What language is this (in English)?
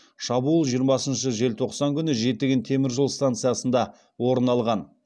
Kazakh